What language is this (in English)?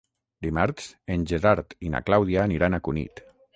Catalan